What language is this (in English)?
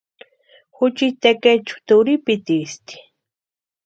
Western Highland Purepecha